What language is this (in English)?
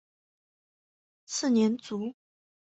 Chinese